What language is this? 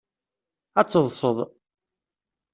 Kabyle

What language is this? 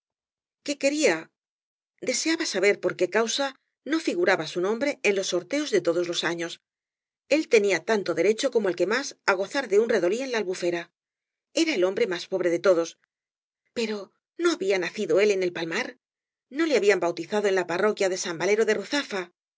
Spanish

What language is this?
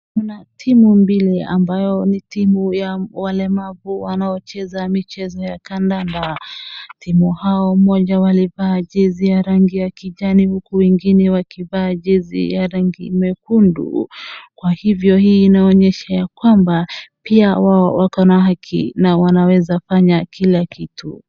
Swahili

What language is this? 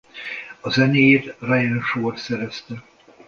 Hungarian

